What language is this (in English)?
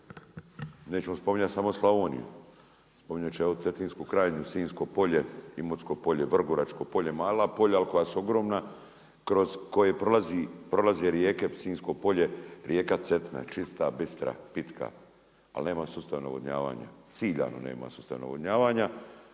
Croatian